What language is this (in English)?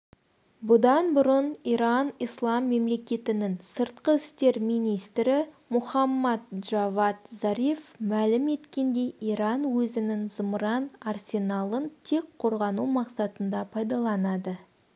Kazakh